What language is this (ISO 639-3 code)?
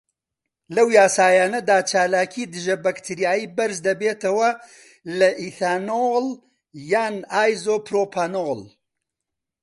ckb